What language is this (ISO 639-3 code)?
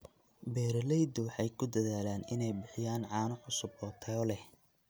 som